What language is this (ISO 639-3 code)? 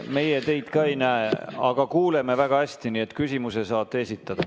est